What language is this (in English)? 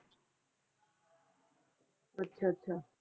Punjabi